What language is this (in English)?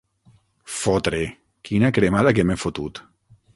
Catalan